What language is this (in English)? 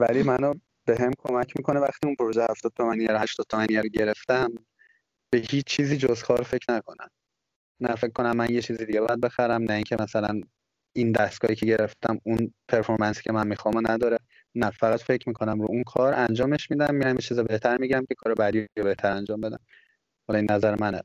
Persian